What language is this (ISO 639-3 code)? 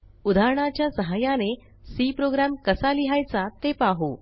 mar